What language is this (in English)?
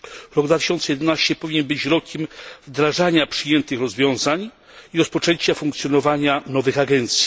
Polish